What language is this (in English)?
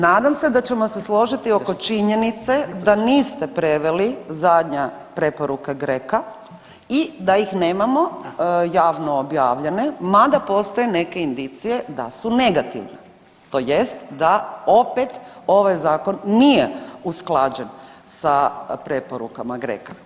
Croatian